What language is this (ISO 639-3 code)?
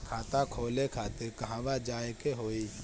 bho